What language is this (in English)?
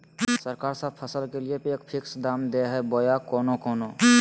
Magahi